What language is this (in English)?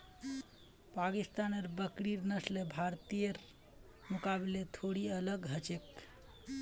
Magahi